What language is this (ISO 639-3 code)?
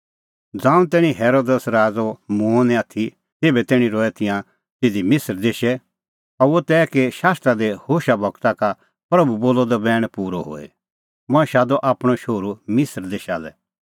kfx